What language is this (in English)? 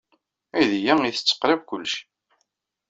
Kabyle